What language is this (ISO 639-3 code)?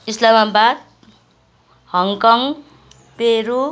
nep